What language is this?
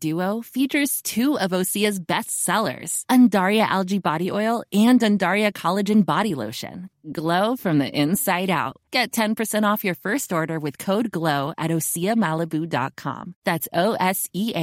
Swedish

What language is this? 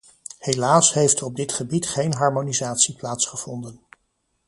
Dutch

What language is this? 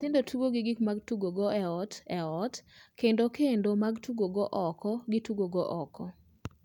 Luo (Kenya and Tanzania)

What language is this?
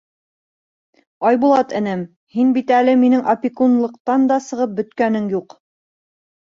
Bashkir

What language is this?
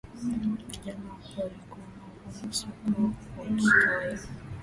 Swahili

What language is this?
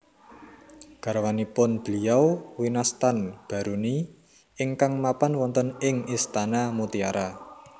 Javanese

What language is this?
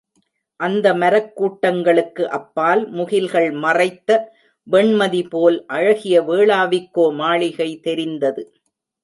Tamil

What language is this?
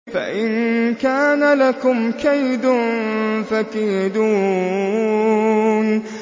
Arabic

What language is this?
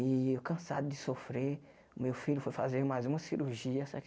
Portuguese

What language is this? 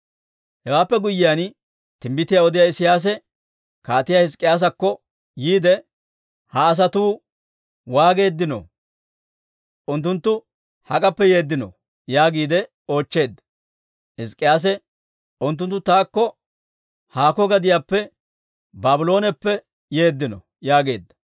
Dawro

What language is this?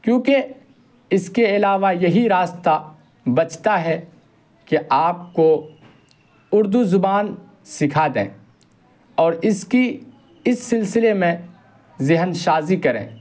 Urdu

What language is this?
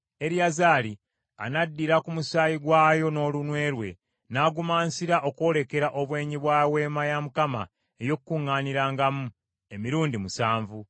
Ganda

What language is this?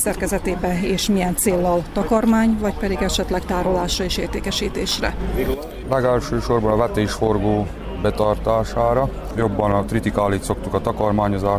Hungarian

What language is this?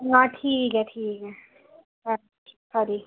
Dogri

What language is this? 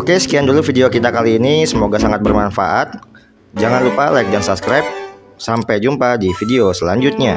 Indonesian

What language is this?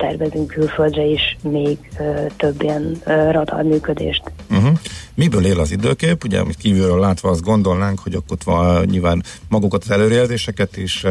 Hungarian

